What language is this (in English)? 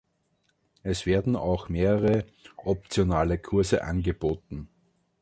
German